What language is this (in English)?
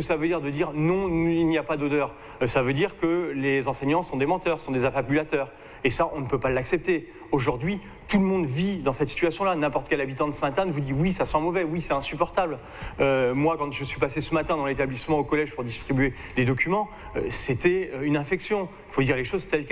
French